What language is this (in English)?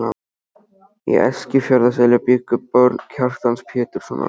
Icelandic